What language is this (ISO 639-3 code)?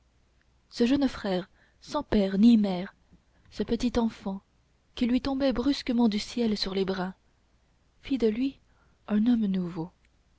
fra